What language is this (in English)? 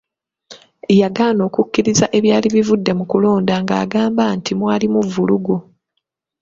Ganda